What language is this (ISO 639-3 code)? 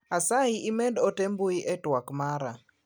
luo